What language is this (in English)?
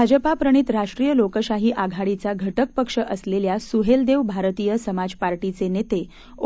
Marathi